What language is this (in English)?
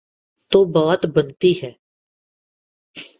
Urdu